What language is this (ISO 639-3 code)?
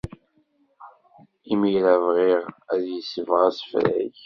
kab